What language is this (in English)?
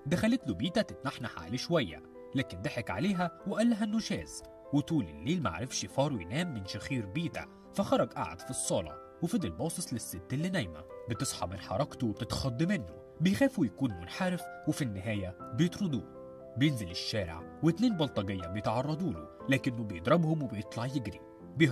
Arabic